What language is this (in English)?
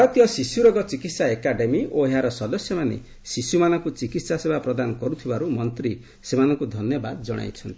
Odia